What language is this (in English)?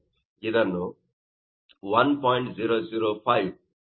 Kannada